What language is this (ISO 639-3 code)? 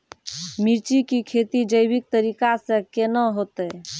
mai